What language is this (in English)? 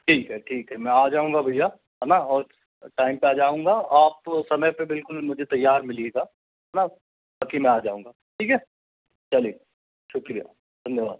Hindi